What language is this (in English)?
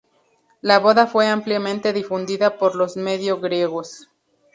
Spanish